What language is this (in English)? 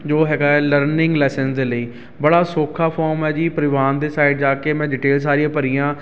Punjabi